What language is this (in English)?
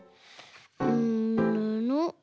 Japanese